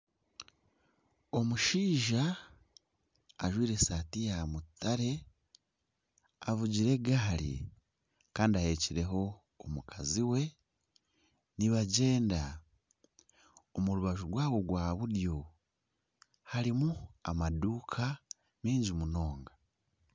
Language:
Nyankole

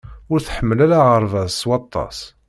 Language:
Kabyle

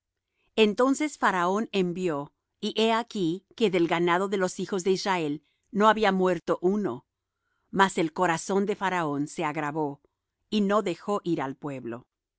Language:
Spanish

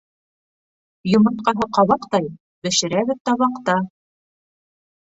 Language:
Bashkir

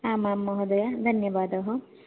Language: Sanskrit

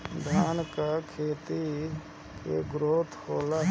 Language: Bhojpuri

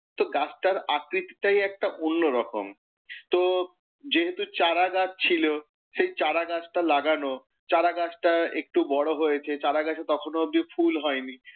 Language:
Bangla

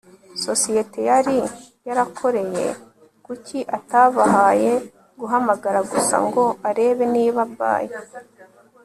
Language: Kinyarwanda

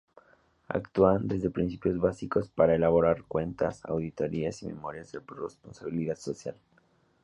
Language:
Spanish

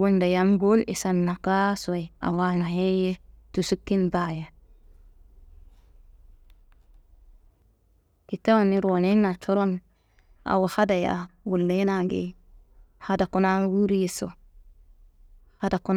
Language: Kanembu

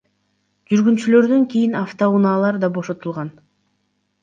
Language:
Kyrgyz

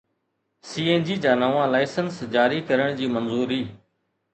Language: Sindhi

